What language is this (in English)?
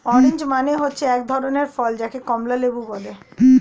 Bangla